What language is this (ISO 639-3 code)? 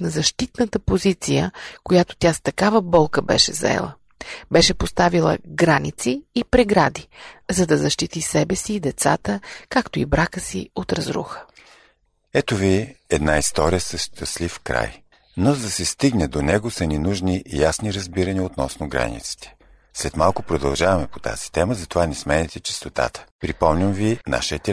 bul